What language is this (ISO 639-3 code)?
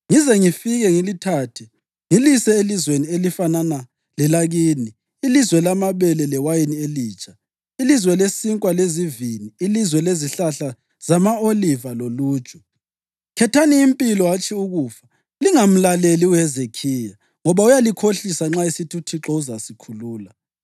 nde